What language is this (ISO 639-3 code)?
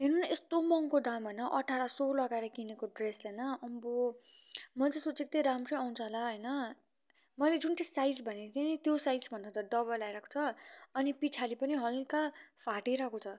nep